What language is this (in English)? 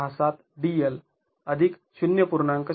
Marathi